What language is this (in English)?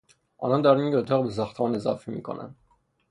Persian